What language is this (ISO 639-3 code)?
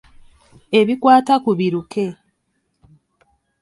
lug